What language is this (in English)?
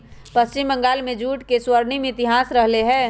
Magahi